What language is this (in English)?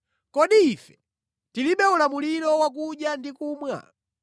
Nyanja